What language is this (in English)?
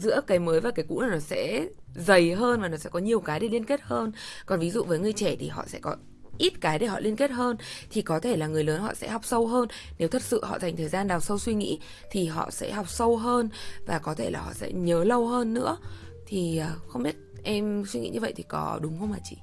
Vietnamese